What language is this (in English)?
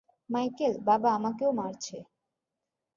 Bangla